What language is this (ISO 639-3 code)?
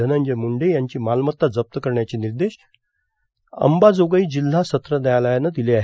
mar